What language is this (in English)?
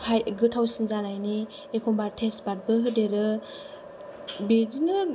Bodo